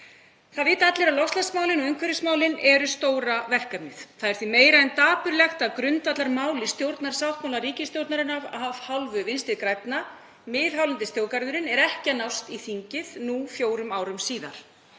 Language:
Icelandic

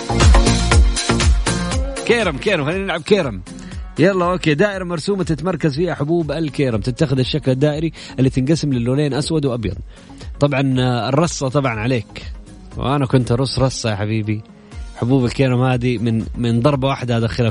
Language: Arabic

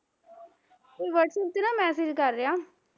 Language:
Punjabi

